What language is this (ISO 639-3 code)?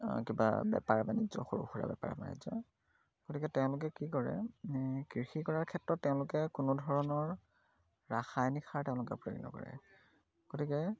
asm